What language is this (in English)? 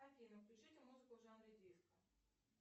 Russian